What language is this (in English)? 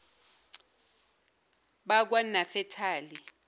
Zulu